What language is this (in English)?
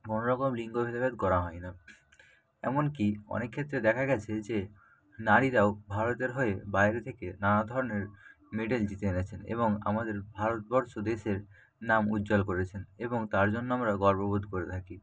Bangla